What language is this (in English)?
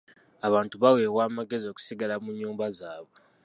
Ganda